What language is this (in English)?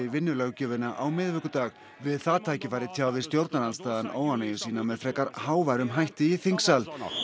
Icelandic